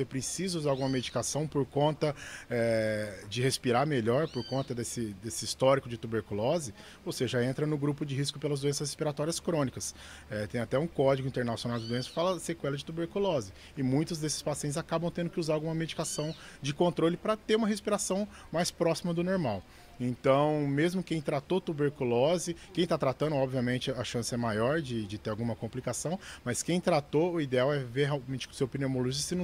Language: Portuguese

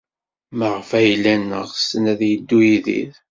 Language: Kabyle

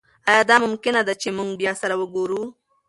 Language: Pashto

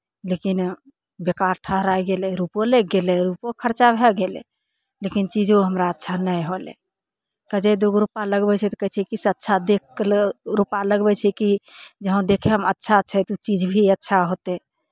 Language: Maithili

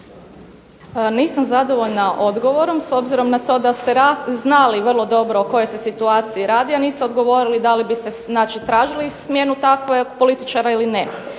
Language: Croatian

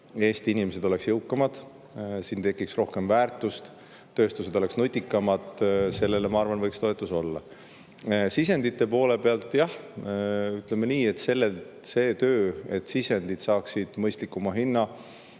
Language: Estonian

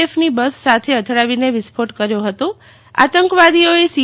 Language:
Gujarati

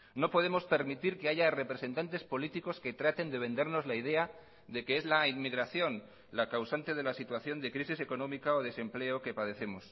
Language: Spanish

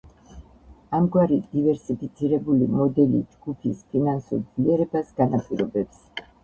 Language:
Georgian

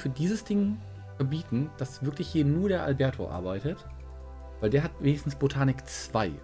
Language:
German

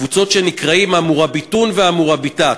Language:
Hebrew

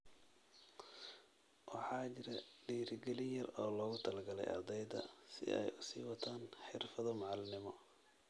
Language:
Somali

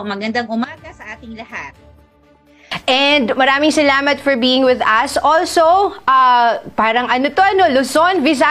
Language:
Filipino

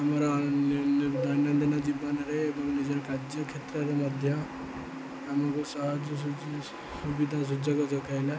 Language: Odia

